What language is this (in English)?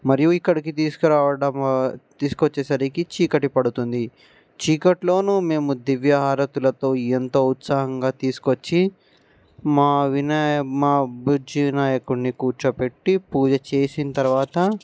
Telugu